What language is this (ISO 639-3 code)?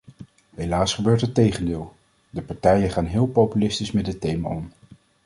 nld